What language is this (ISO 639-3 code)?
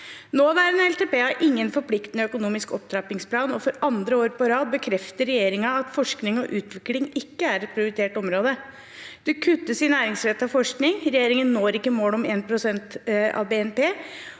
nor